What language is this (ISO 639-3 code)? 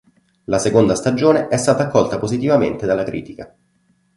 ita